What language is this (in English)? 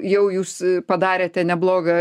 Lithuanian